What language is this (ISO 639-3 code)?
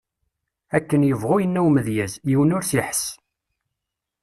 kab